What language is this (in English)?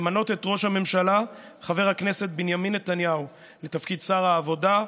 Hebrew